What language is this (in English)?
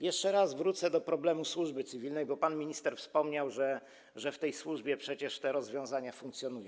Polish